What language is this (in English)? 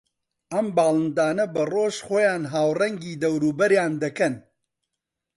Central Kurdish